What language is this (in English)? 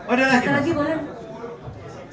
Indonesian